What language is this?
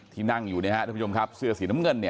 Thai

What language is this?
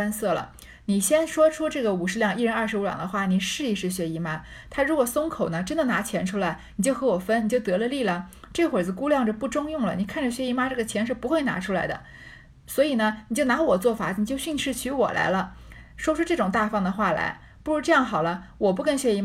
Chinese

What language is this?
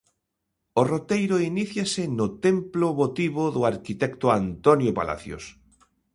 Galician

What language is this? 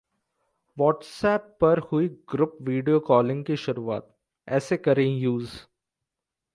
Hindi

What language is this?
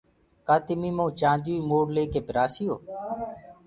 Gurgula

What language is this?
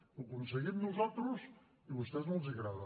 Catalan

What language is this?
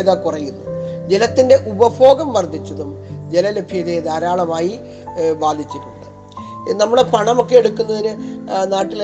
Malayalam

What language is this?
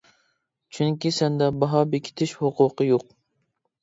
Uyghur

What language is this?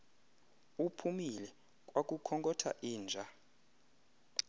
Xhosa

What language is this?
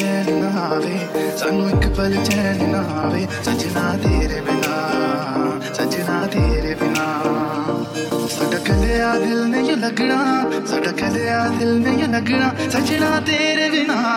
Hindi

